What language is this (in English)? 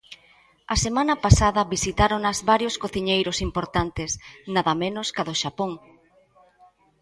Galician